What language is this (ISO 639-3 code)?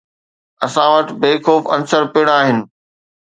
snd